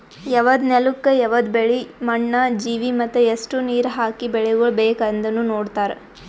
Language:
Kannada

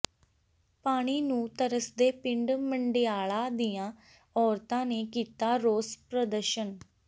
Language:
Punjabi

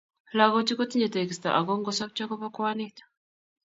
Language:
Kalenjin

